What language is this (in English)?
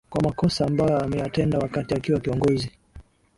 Swahili